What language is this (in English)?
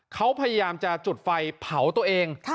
Thai